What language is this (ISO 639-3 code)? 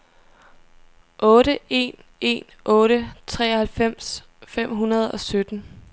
dan